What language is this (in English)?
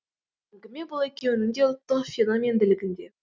Kazakh